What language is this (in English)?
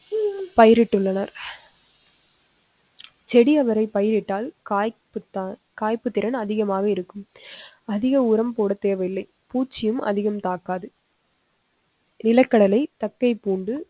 Tamil